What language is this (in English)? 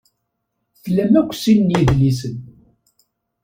Kabyle